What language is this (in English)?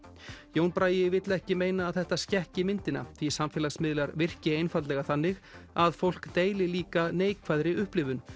Icelandic